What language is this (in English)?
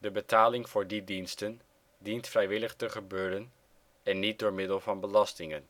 Dutch